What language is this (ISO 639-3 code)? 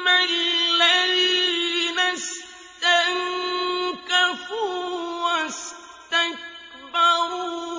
ara